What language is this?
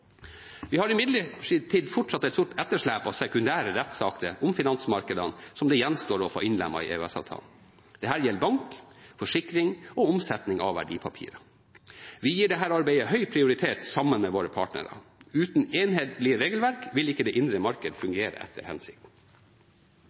Norwegian Bokmål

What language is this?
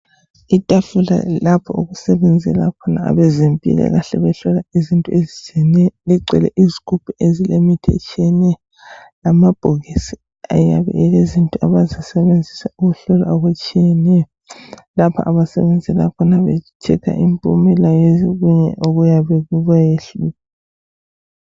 North Ndebele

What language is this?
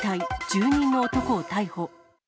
Japanese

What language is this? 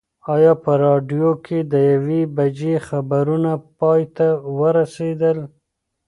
Pashto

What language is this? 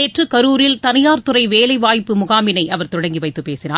Tamil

